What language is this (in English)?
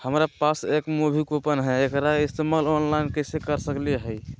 Magahi